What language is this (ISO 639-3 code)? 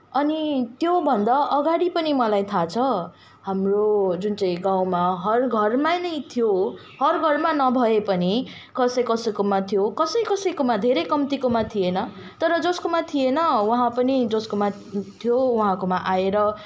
nep